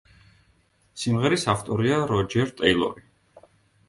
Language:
Georgian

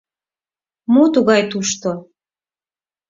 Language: Mari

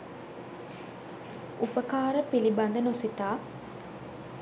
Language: Sinhala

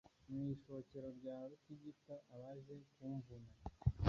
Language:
Kinyarwanda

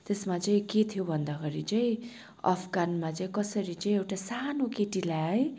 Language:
Nepali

